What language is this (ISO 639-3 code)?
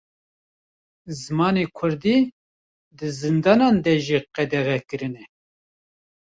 kur